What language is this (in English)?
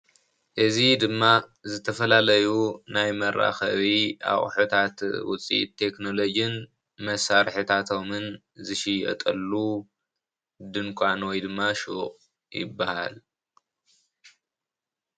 Tigrinya